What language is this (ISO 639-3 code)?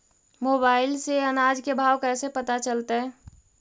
mag